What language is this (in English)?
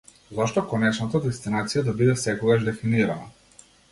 Macedonian